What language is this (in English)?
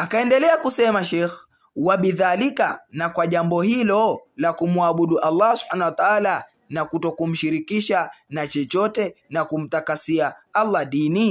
Swahili